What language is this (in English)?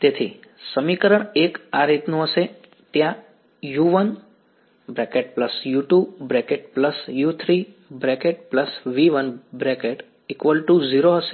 Gujarati